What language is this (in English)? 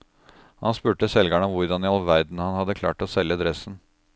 Norwegian